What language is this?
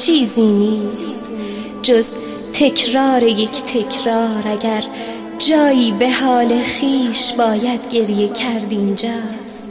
Persian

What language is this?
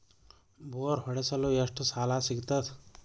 Kannada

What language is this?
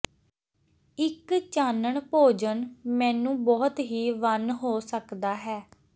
Punjabi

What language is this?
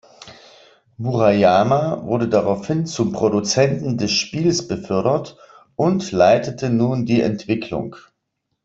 German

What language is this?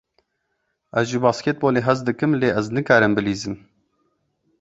Kurdish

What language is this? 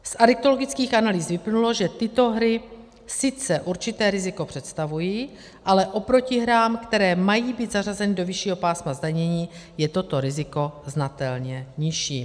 Czech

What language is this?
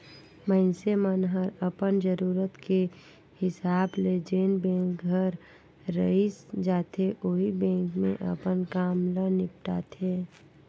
Chhattisgarhi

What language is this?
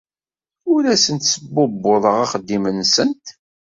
Kabyle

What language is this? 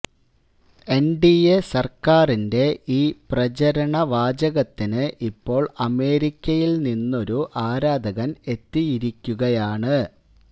Malayalam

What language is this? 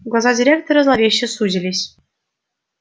Russian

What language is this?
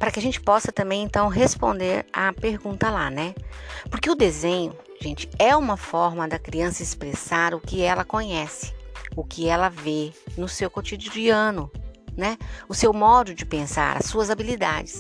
Portuguese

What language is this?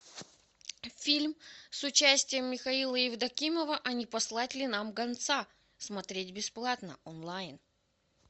Russian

